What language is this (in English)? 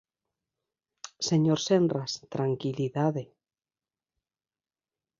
Galician